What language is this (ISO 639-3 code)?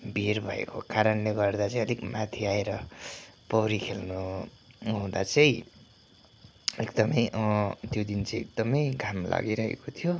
nep